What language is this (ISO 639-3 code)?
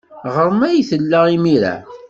kab